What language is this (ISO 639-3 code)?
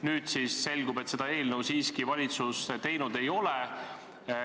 est